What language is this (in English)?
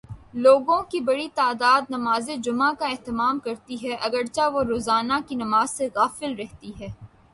Urdu